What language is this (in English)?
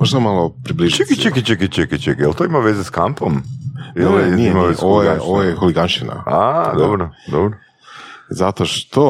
Croatian